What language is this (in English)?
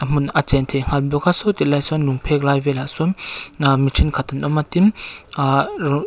Mizo